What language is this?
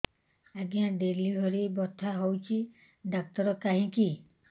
Odia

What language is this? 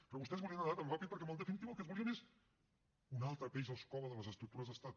Catalan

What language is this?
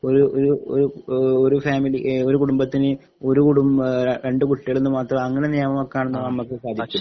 Malayalam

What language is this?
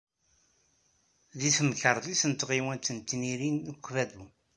Kabyle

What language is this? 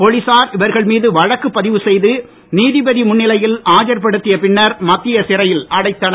Tamil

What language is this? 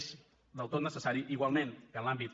Catalan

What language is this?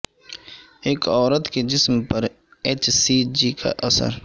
Urdu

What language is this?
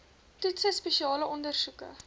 Afrikaans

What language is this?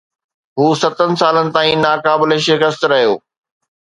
Sindhi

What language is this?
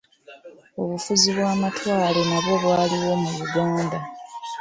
Ganda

